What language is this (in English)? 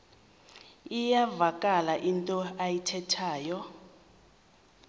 Xhosa